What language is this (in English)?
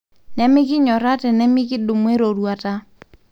Masai